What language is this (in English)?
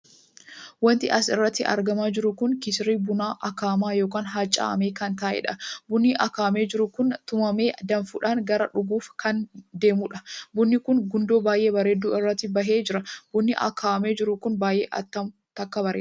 Oromo